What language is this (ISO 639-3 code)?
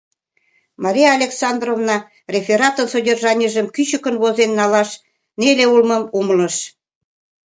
chm